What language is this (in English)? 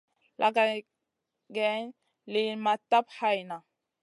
Masana